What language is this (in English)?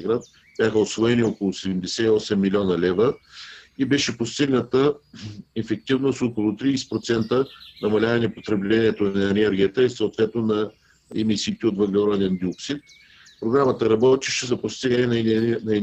Bulgarian